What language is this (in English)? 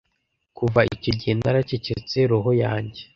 Kinyarwanda